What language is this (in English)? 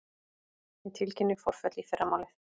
Icelandic